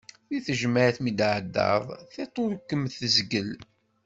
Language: Kabyle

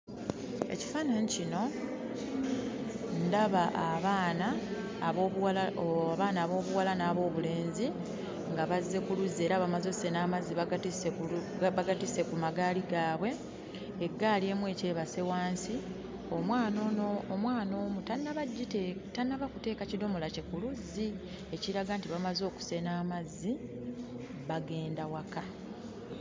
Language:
Ganda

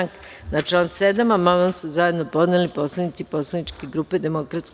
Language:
Serbian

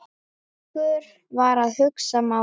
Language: Icelandic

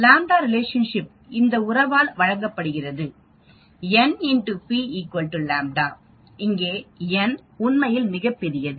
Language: Tamil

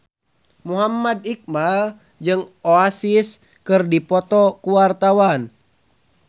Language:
Sundanese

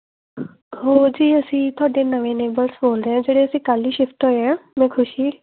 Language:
Punjabi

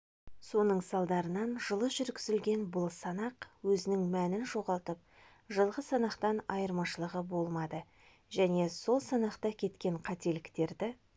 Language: Kazakh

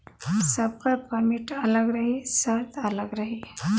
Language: Bhojpuri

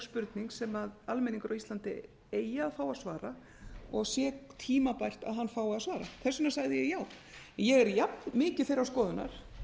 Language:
Icelandic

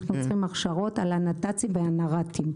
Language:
Hebrew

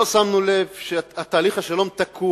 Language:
Hebrew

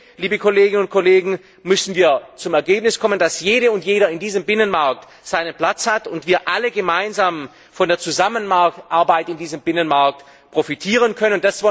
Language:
German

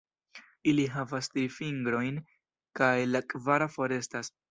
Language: Esperanto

